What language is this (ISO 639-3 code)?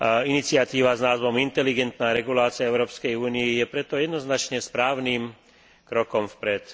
slk